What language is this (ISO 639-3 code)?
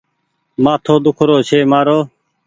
gig